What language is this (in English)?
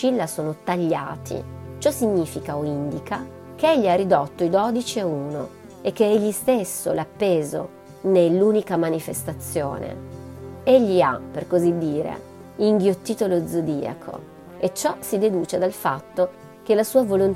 Italian